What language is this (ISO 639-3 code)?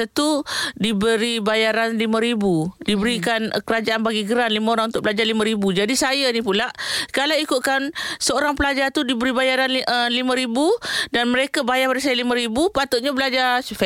msa